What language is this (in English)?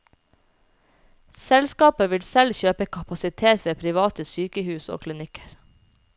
Norwegian